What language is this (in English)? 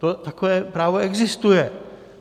Czech